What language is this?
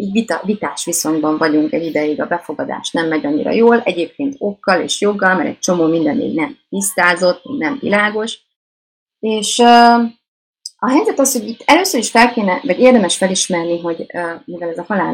Hungarian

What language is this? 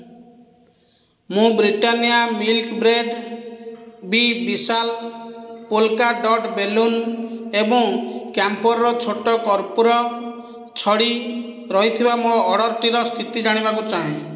Odia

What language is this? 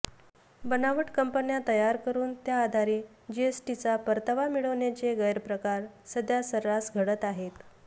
Marathi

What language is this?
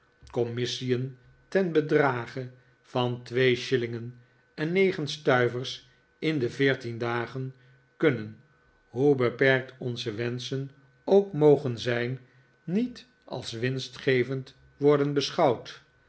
Dutch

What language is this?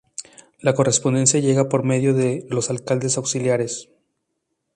Spanish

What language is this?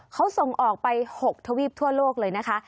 Thai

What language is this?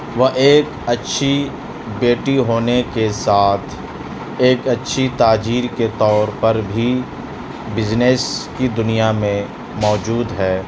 Urdu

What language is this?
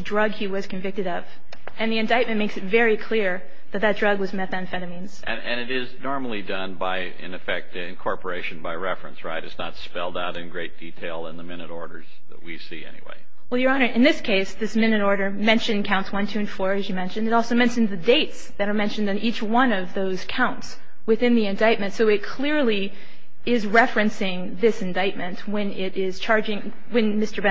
English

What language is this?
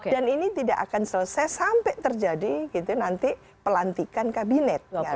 Indonesian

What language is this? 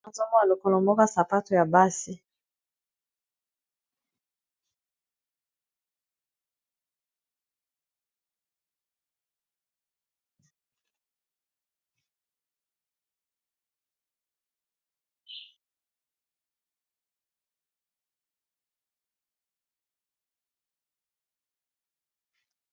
Lingala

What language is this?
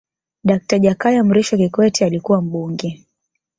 Swahili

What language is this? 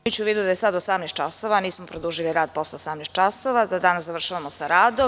Serbian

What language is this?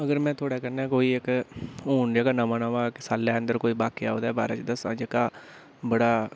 Dogri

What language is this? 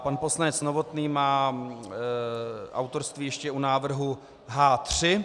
Czech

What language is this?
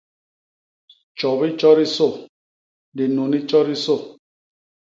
Basaa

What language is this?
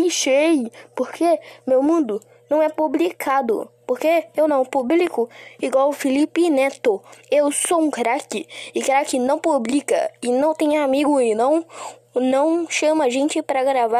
Portuguese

